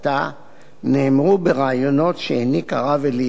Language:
Hebrew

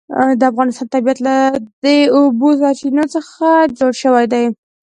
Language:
Pashto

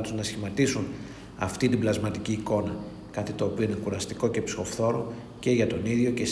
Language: Greek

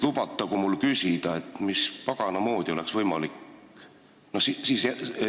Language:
Estonian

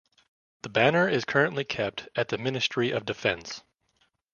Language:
English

